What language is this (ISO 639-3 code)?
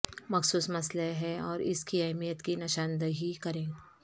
urd